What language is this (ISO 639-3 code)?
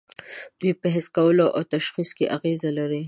pus